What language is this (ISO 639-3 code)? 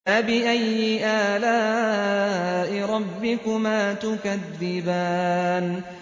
ara